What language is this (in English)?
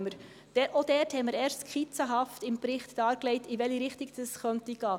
Swiss German